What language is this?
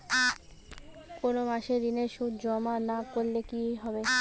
Bangla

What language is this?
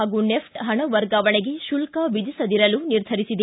Kannada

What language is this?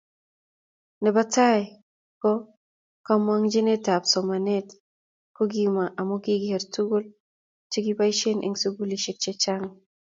Kalenjin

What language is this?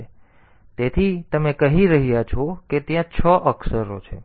Gujarati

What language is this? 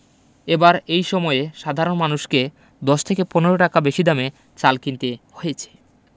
Bangla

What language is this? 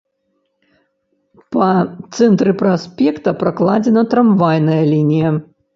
Belarusian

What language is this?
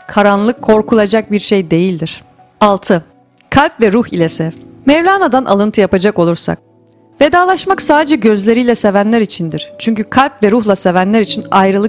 Turkish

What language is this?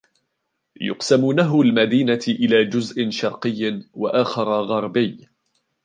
Arabic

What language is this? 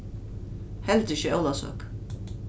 Faroese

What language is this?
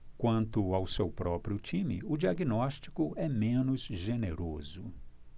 Portuguese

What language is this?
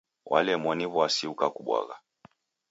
Taita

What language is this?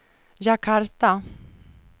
Swedish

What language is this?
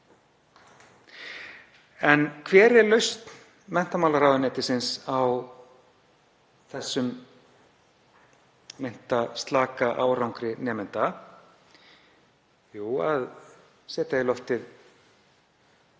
Icelandic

